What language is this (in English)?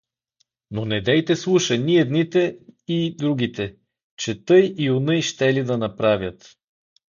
Bulgarian